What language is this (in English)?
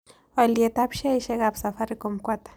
Kalenjin